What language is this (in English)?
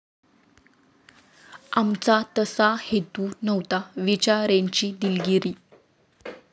Marathi